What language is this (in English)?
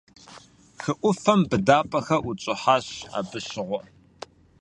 Kabardian